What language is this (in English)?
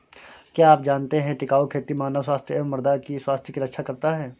Hindi